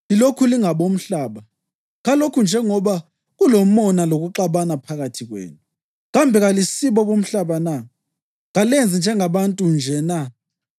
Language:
North Ndebele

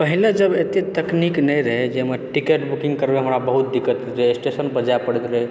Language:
Maithili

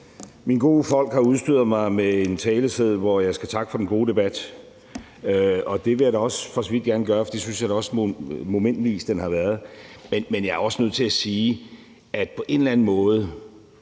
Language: Danish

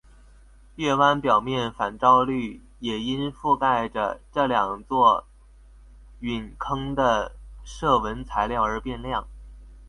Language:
Chinese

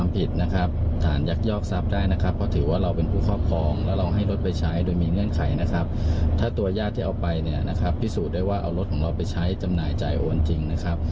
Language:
Thai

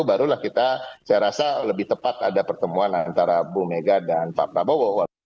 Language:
Indonesian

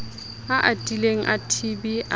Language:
Southern Sotho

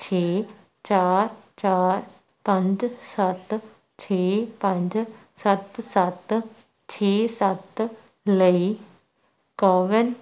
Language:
Punjabi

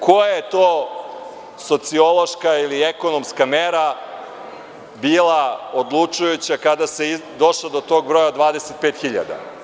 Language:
Serbian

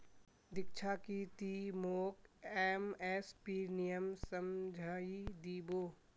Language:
Magahi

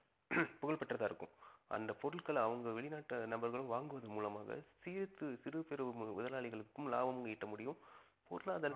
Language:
Tamil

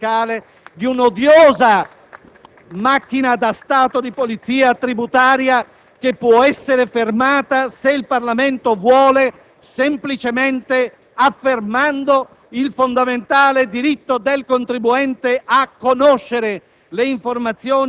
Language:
Italian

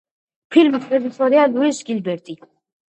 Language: Georgian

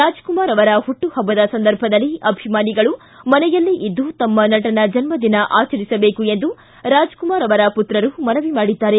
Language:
Kannada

